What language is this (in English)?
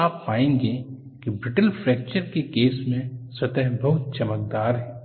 Hindi